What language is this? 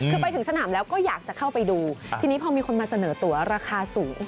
Thai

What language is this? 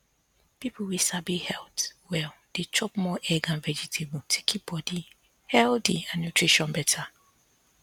Nigerian Pidgin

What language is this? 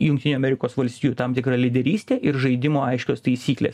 Lithuanian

